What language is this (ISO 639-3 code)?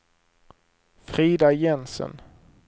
swe